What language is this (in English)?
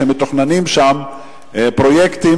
Hebrew